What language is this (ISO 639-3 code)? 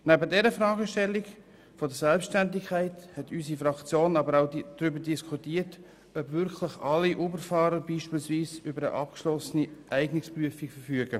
gsw